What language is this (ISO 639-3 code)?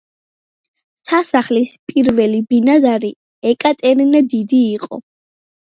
kat